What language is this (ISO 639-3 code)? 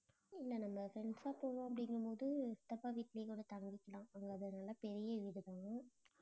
tam